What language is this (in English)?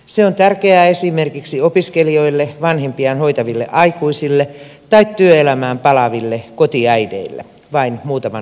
Finnish